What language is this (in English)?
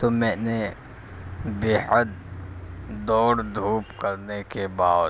Urdu